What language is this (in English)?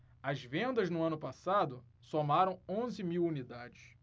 Portuguese